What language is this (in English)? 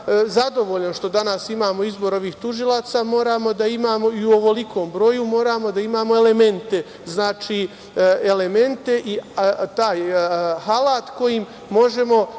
Serbian